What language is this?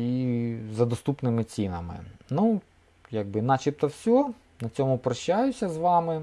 Ukrainian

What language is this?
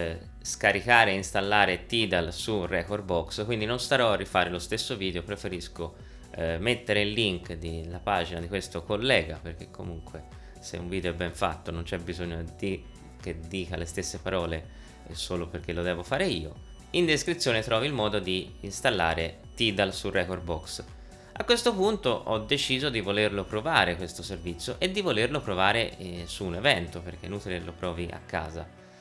Italian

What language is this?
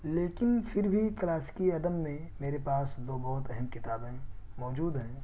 Urdu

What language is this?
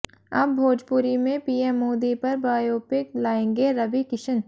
Hindi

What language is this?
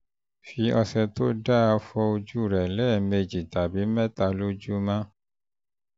Yoruba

